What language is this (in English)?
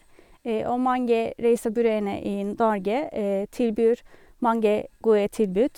Norwegian